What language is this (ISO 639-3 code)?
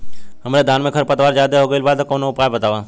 bho